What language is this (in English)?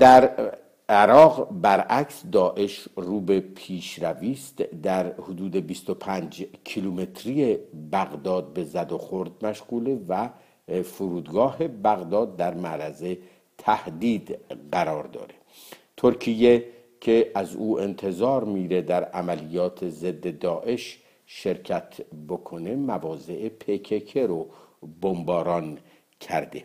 Persian